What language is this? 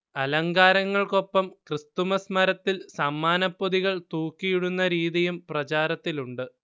Malayalam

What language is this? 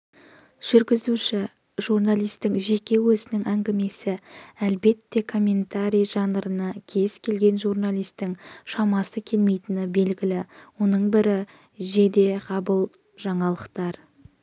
Kazakh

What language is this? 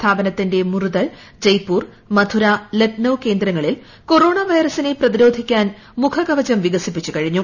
Malayalam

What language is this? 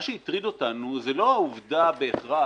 Hebrew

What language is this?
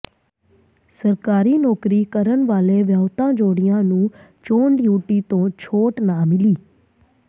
Punjabi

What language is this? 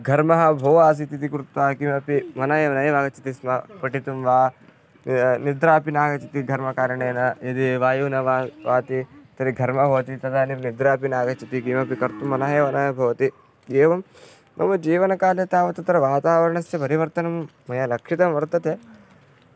Sanskrit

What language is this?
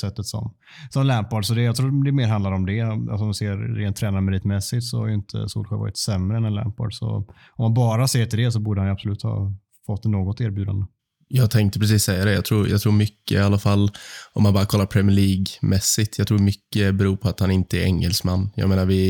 Swedish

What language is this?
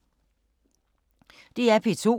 Danish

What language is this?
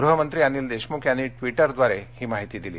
Marathi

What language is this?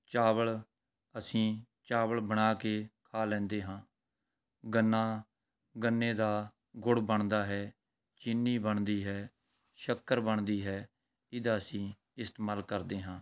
Punjabi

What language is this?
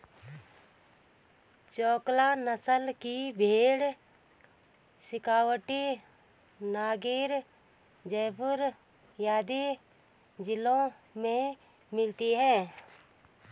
Hindi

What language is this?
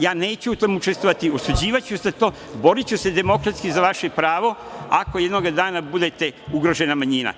Serbian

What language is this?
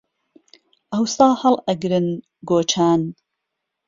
Central Kurdish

